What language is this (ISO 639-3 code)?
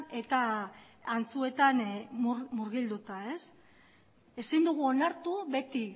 eus